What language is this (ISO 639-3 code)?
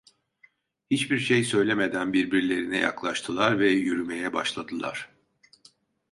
tur